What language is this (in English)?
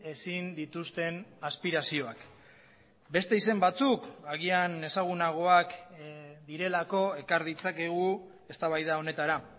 Basque